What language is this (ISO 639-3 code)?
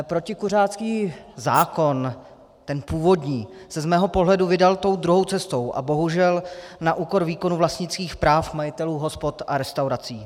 ces